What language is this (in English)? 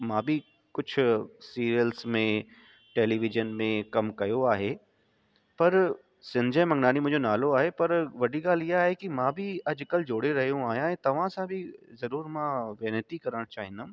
Sindhi